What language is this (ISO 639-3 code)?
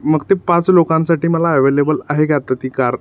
mar